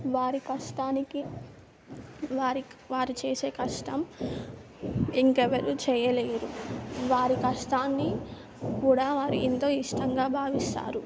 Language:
Telugu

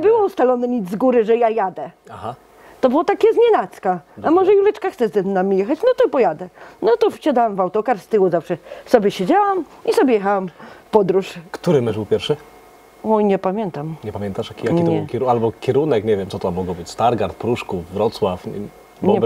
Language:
Polish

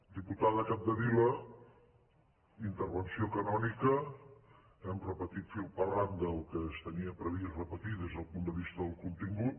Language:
Catalan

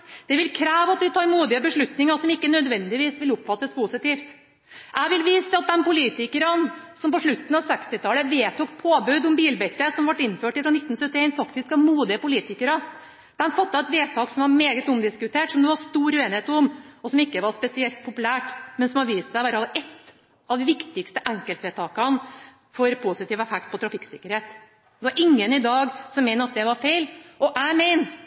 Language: Norwegian Bokmål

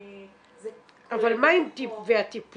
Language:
Hebrew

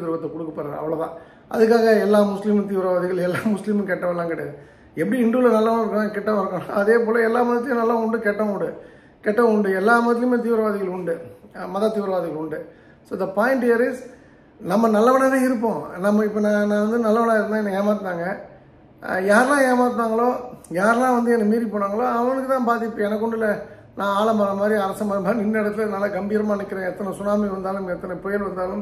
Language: Tamil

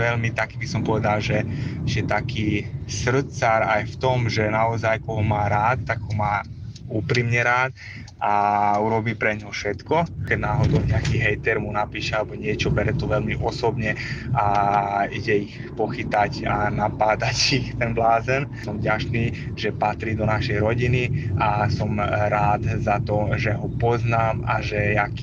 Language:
Slovak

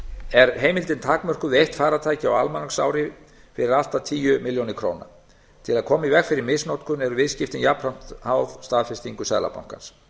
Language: Icelandic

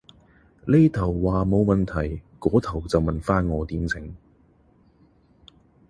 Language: Cantonese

